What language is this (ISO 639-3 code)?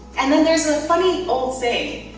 eng